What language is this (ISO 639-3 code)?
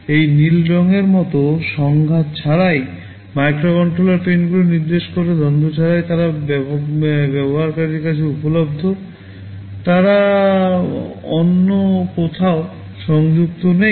ben